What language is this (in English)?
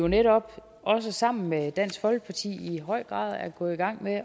Danish